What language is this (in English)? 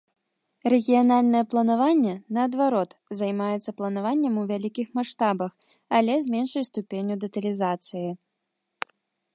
Belarusian